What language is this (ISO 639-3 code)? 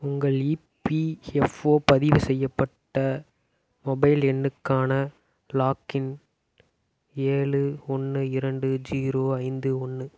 tam